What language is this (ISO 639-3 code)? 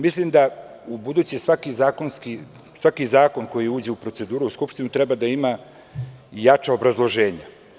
srp